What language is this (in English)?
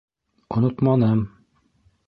Bashkir